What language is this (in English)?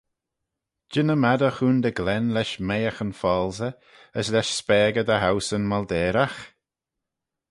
Manx